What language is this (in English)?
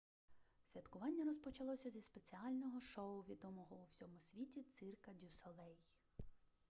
Ukrainian